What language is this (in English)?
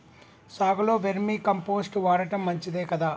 Telugu